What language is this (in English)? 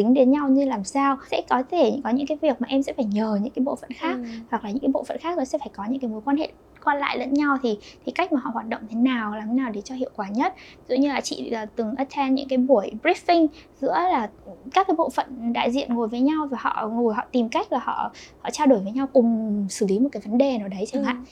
Vietnamese